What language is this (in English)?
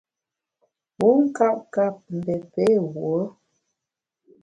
Bamun